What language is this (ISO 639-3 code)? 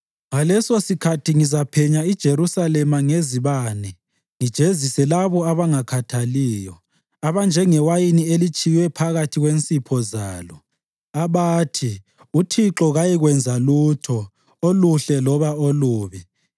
nde